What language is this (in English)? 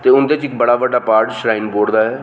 Dogri